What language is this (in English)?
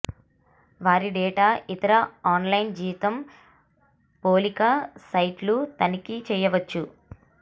Telugu